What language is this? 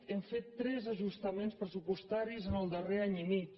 Catalan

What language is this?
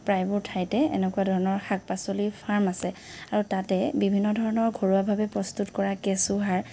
Assamese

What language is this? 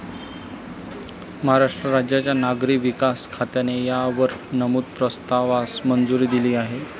Marathi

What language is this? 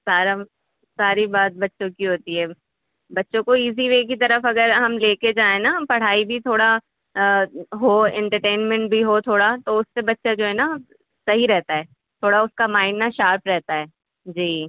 Urdu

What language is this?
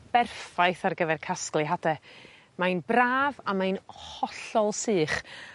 Welsh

